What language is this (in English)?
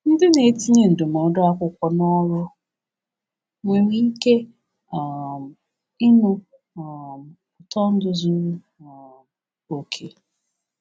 Igbo